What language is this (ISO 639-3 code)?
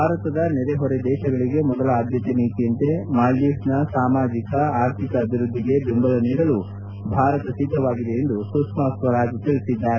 kan